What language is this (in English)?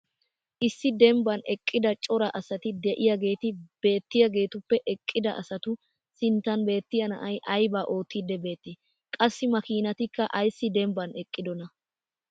Wolaytta